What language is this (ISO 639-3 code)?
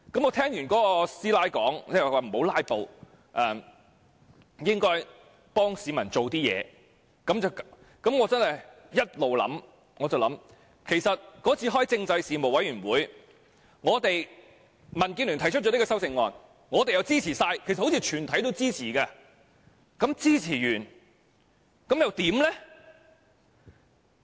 yue